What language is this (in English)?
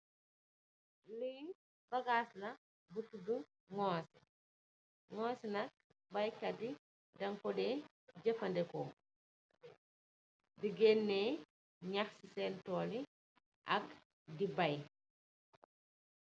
Wolof